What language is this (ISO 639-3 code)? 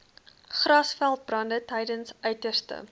afr